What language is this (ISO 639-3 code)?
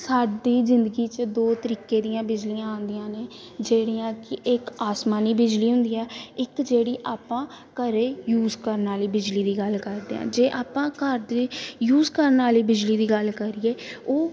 pan